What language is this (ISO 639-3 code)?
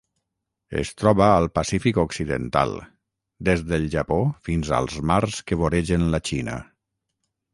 cat